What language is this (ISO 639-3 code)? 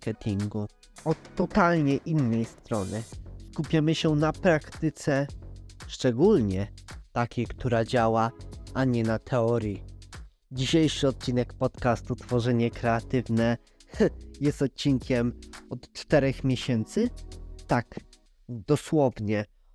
pol